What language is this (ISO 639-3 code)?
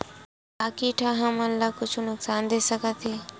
hne